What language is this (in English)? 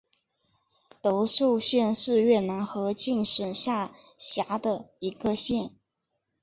Chinese